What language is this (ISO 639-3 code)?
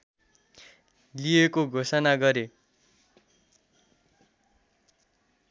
nep